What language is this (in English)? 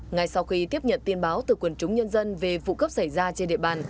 Vietnamese